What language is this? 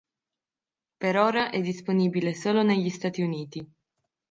Italian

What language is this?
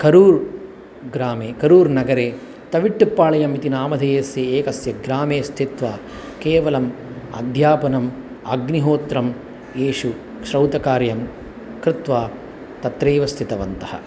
Sanskrit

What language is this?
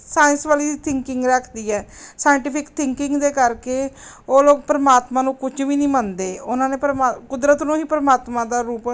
Punjabi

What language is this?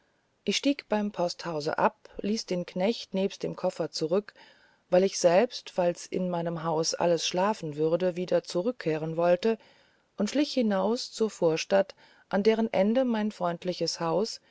German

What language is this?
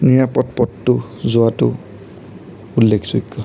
Assamese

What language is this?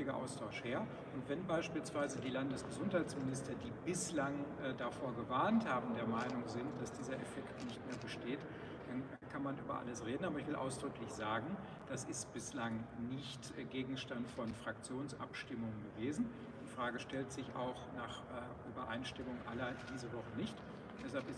German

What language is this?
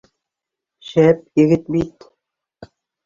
Bashkir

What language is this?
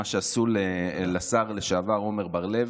Hebrew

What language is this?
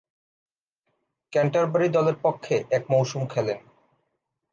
Bangla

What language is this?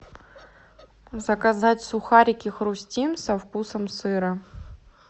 Russian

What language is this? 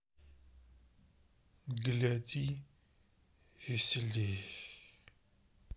Russian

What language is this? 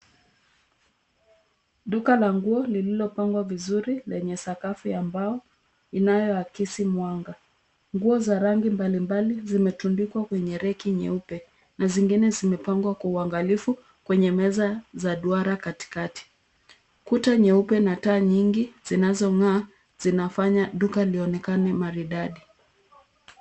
Swahili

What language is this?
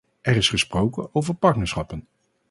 Dutch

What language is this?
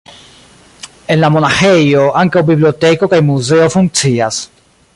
Esperanto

